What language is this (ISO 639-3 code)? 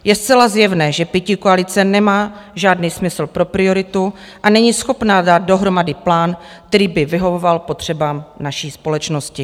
ces